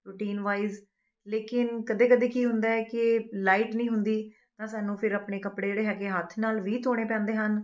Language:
Punjabi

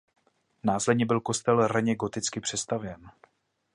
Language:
Czech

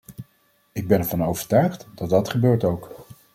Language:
Dutch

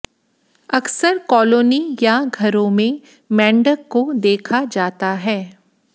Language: Hindi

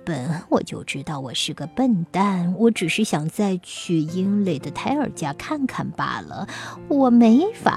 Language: Chinese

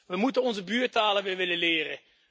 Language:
Dutch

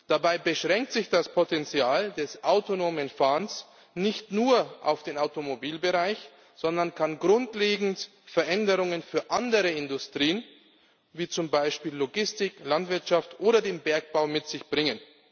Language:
German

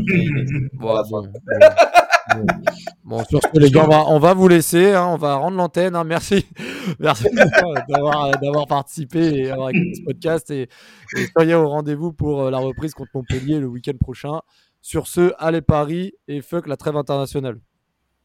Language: French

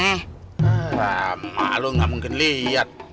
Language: Indonesian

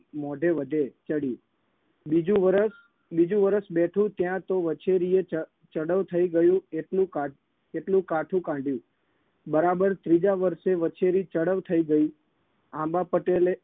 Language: Gujarati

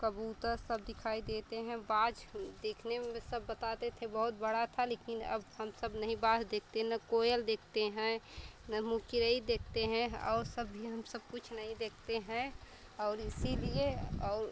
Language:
Hindi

